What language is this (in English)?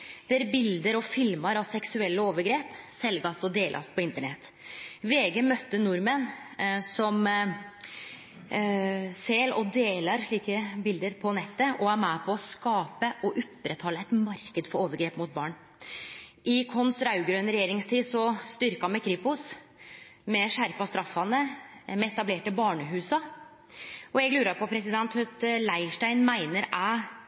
Norwegian Nynorsk